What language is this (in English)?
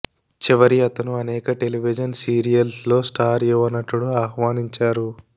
Telugu